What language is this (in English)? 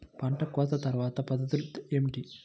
Telugu